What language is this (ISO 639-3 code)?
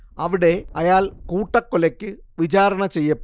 mal